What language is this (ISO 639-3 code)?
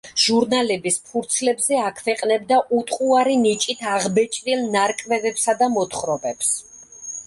kat